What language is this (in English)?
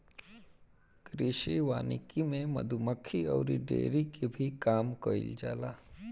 Bhojpuri